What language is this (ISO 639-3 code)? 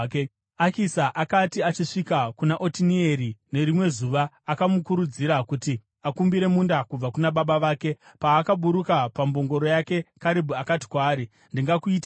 sna